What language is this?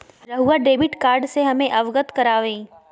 Magahi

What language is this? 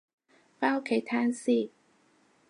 Cantonese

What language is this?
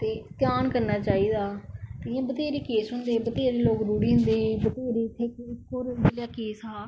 Dogri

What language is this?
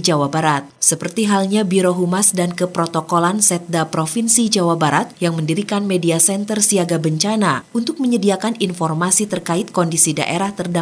Indonesian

